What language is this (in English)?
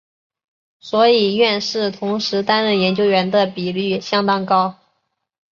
Chinese